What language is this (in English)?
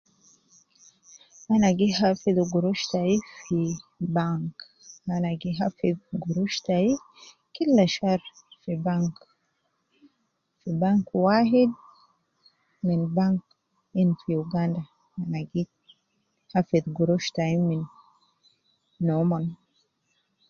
Nubi